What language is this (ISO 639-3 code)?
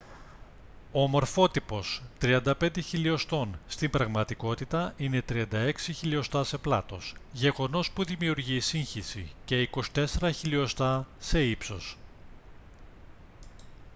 ell